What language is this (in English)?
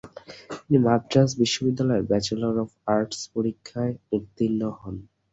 Bangla